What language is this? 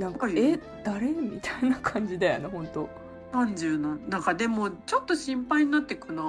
Japanese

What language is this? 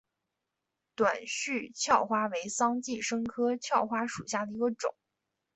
Chinese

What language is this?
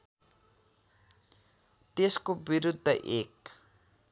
Nepali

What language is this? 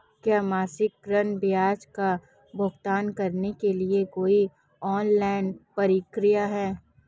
Hindi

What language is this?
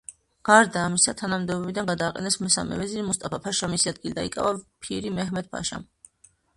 Georgian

